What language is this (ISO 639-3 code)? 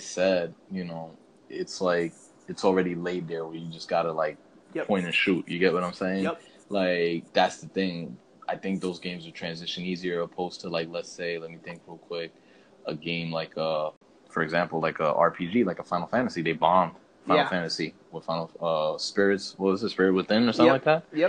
eng